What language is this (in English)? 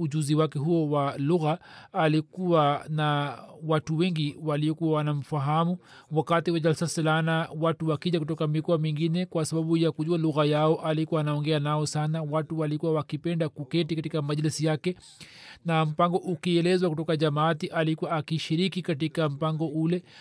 Swahili